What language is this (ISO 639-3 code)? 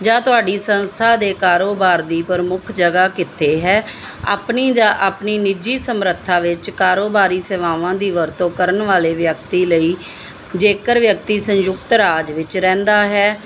pan